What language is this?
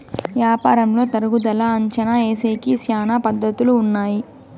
Telugu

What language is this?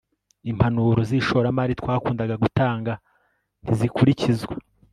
Kinyarwanda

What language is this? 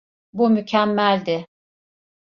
Turkish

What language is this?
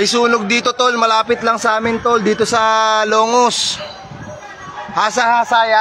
Filipino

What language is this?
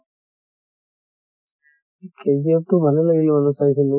Assamese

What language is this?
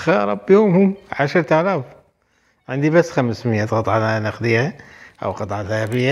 Arabic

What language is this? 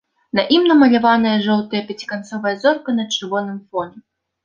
Belarusian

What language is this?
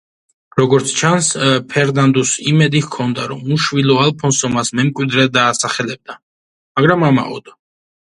Georgian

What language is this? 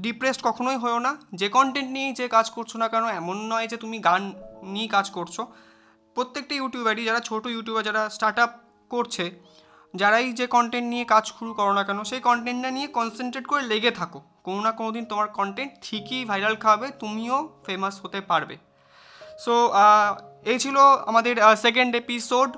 Bangla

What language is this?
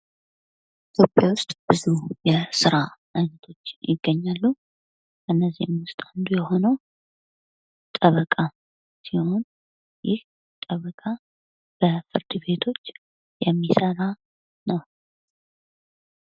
Amharic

